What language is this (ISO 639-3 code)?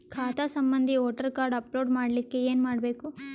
kan